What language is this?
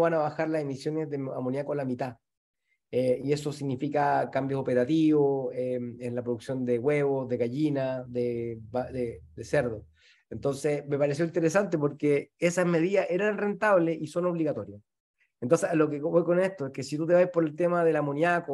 Spanish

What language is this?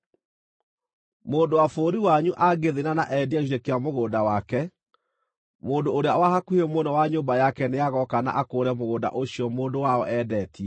Kikuyu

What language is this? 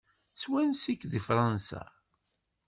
Kabyle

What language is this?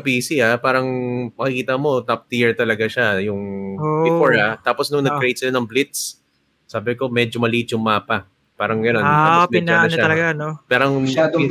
Filipino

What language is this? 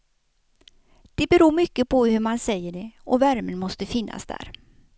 Swedish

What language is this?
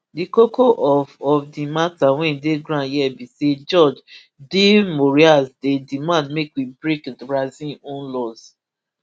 Nigerian Pidgin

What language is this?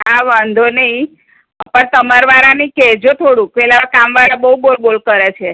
Gujarati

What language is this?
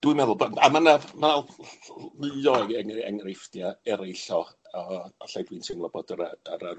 Welsh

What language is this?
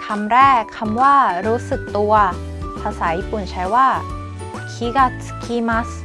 Thai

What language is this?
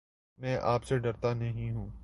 Urdu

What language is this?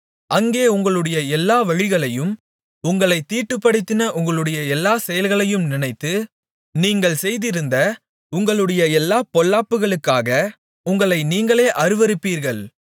Tamil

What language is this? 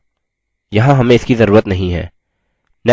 Hindi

